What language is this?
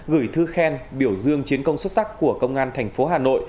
Vietnamese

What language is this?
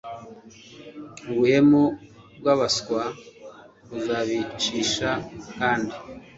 Kinyarwanda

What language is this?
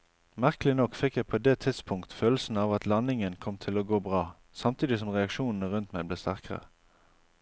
Norwegian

